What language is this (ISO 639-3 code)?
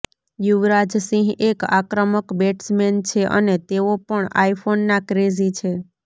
guj